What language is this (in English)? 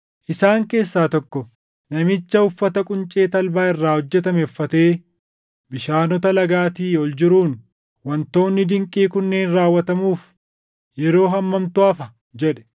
Oromo